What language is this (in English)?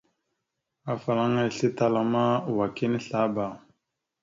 Mada (Cameroon)